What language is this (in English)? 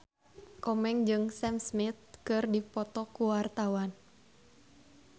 Sundanese